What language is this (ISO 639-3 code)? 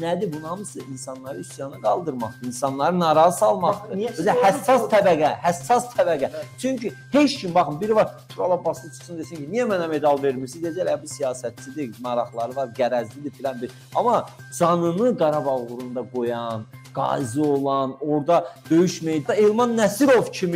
tur